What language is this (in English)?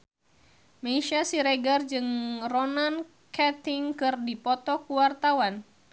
Sundanese